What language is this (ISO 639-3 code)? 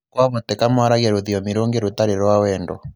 kik